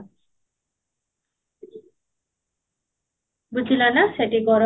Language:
Odia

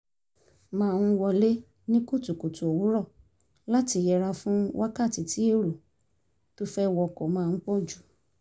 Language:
Yoruba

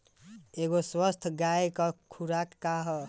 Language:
Bhojpuri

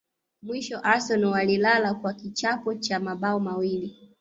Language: Swahili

